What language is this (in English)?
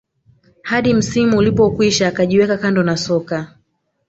Swahili